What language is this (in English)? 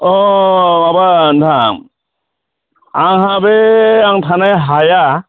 Bodo